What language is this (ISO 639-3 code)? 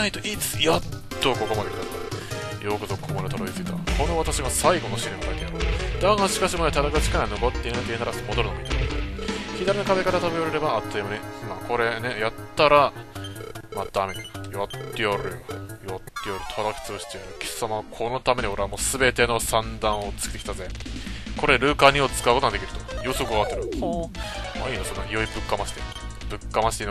jpn